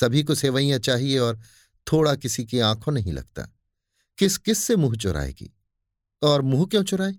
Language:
Hindi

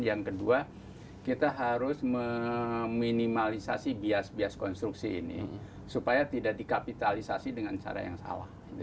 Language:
Indonesian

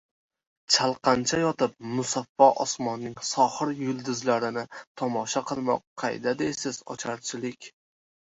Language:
Uzbek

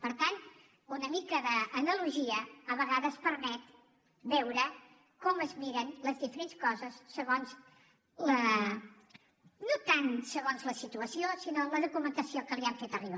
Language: Catalan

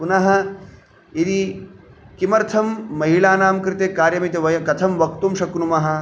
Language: Sanskrit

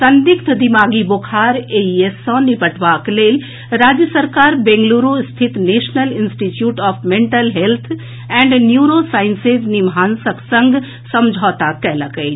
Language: Maithili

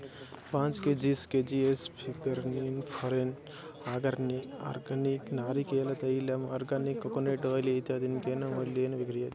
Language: Sanskrit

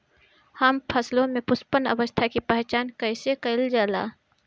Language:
Bhojpuri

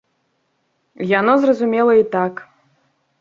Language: Belarusian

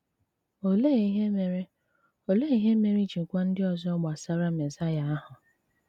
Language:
Igbo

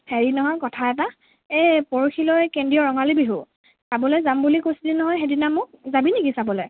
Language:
Assamese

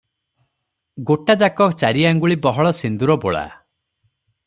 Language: Odia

